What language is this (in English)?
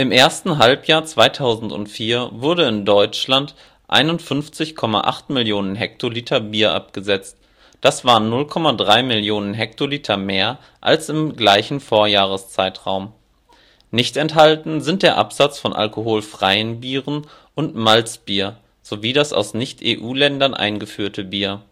German